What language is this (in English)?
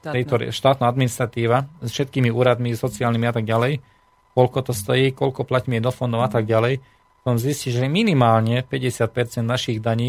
Slovak